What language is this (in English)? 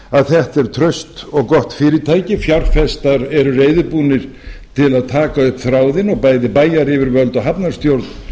Icelandic